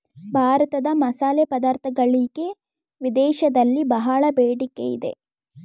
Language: Kannada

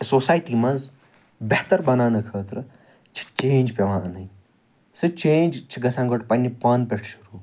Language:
Kashmiri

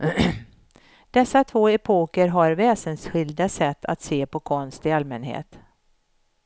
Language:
Swedish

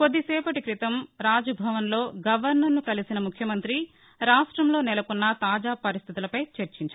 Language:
Telugu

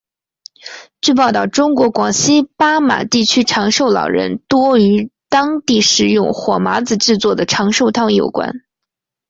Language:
Chinese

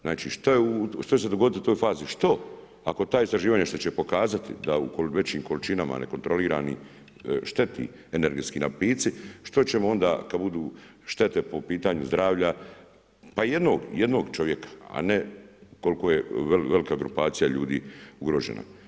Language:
Croatian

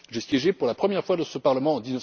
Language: French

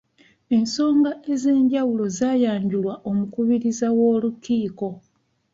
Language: Ganda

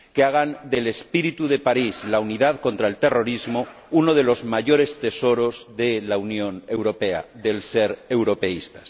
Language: Spanish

